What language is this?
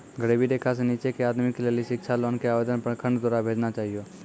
Maithili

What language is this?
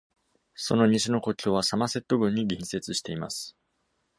Japanese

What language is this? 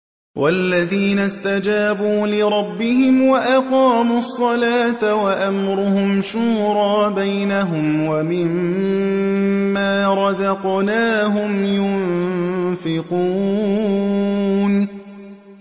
Arabic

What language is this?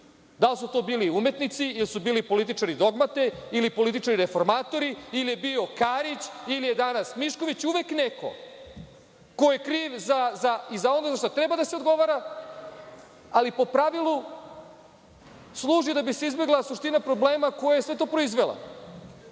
Serbian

